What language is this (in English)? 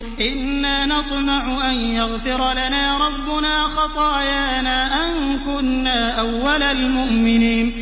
Arabic